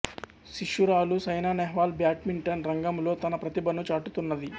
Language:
Telugu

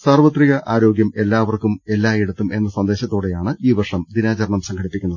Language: Malayalam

